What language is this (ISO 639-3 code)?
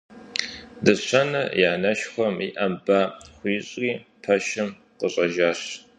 kbd